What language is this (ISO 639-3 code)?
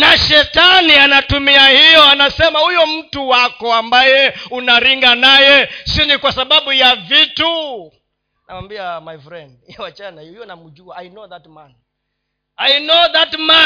swa